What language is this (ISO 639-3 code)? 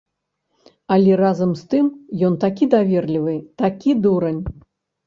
bel